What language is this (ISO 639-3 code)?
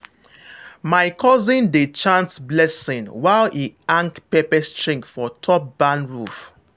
pcm